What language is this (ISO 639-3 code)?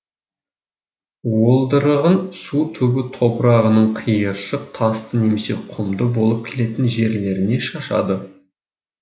kaz